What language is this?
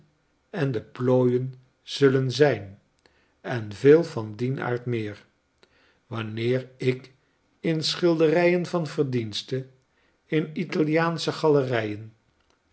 Dutch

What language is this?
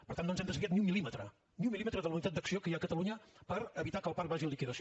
Catalan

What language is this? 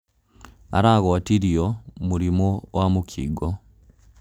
Kikuyu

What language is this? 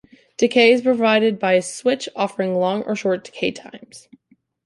English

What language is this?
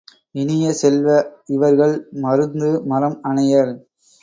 Tamil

